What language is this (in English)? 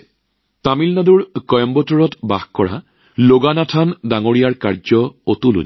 Assamese